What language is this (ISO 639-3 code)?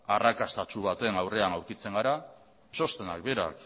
eus